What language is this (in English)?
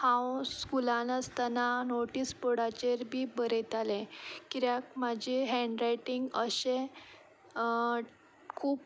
Konkani